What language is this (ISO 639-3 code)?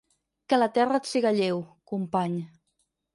cat